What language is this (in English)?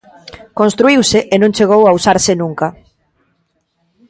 Galician